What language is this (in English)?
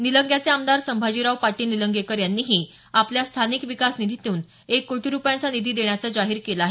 Marathi